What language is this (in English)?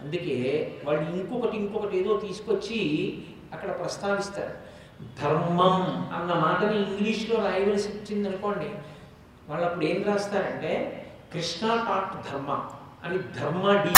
Telugu